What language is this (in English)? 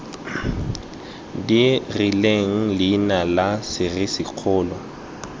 Tswana